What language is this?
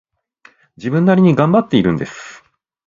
Japanese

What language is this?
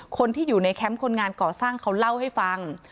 Thai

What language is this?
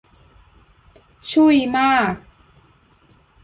Thai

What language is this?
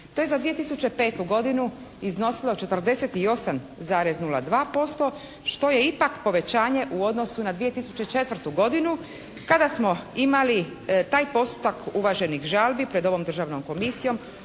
Croatian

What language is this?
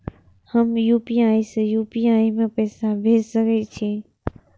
Maithili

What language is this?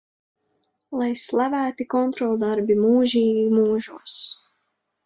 Latvian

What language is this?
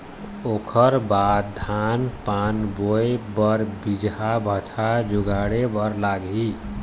Chhattisgarhi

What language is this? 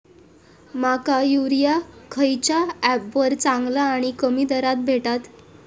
Marathi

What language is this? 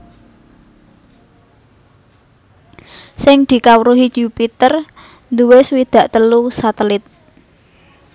Javanese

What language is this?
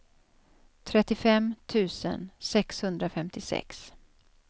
Swedish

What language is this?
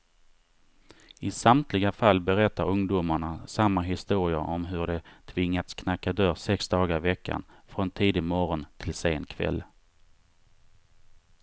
Swedish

